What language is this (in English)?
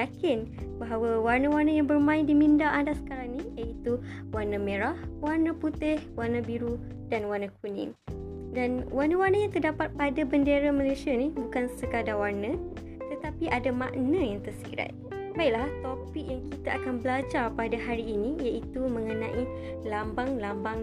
Malay